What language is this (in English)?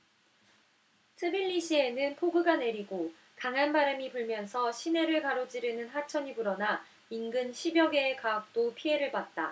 Korean